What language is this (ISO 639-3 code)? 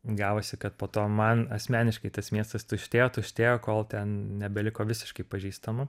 lit